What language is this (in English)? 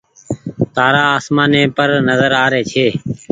Goaria